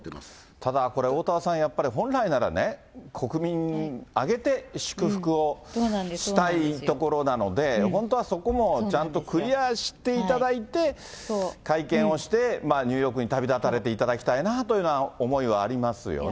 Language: Japanese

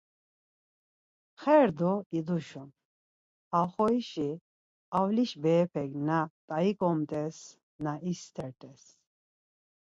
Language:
Laz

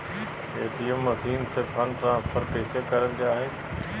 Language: Magahi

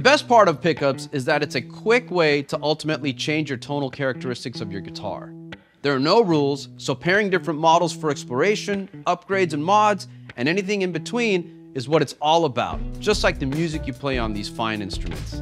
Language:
English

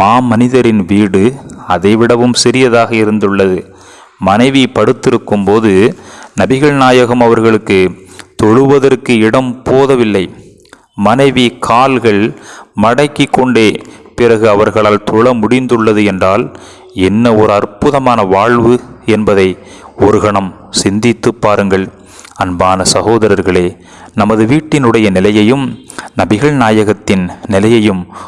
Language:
Tamil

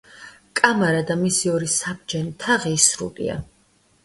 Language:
Georgian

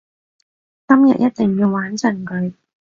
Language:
Cantonese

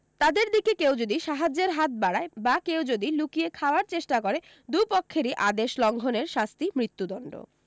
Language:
Bangla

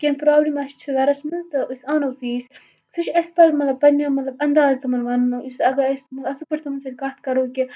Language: Kashmiri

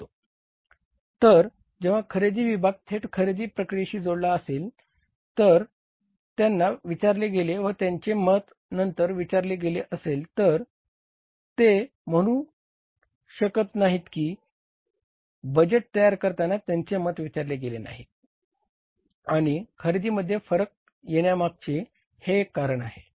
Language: Marathi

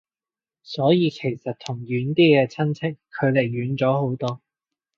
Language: Cantonese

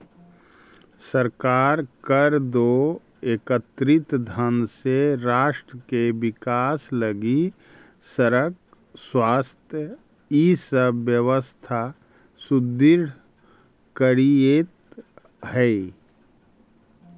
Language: Magahi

